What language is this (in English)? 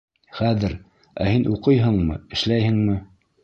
Bashkir